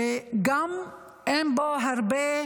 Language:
Hebrew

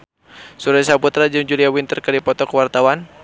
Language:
Sundanese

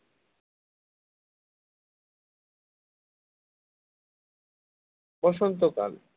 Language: Bangla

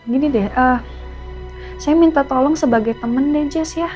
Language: Indonesian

